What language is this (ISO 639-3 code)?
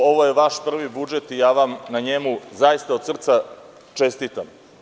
srp